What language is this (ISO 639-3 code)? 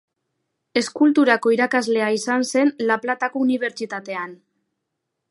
eus